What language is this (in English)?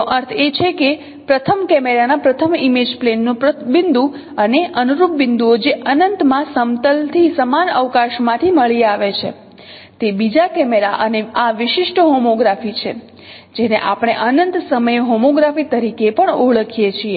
Gujarati